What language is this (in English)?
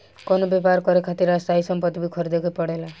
Bhojpuri